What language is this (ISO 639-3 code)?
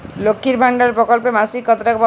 ben